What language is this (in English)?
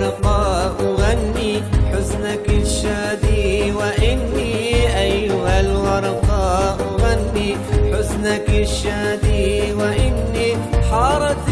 Arabic